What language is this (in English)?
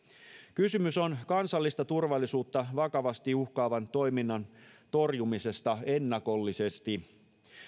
Finnish